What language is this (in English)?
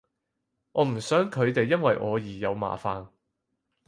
Cantonese